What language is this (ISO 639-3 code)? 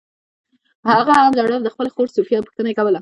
pus